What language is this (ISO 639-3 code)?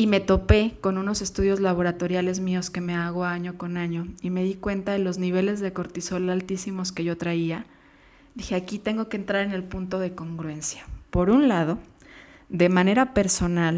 spa